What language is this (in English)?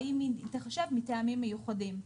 Hebrew